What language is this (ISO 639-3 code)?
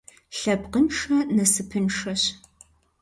kbd